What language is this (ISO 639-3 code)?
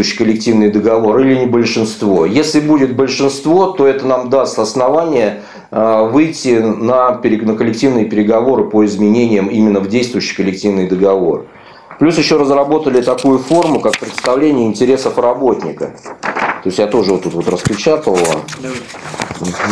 rus